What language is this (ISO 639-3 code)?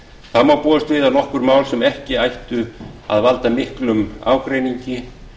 isl